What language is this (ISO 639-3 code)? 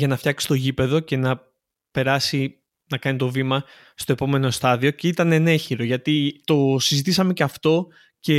ell